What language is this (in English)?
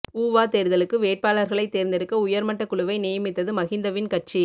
Tamil